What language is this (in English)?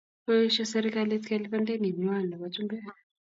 Kalenjin